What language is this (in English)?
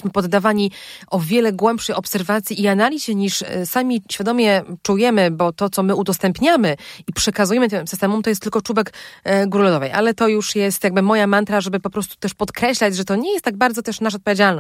Polish